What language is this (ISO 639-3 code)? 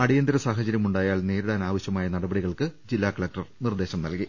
mal